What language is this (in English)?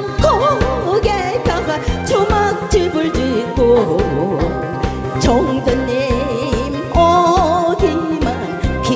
Korean